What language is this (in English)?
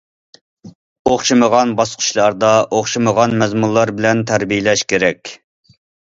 Uyghur